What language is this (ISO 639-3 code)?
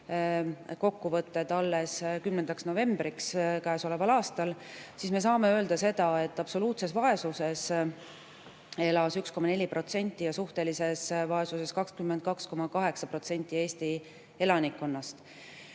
est